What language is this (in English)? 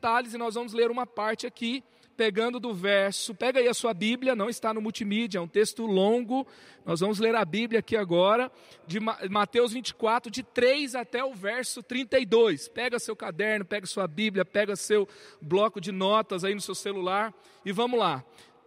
Portuguese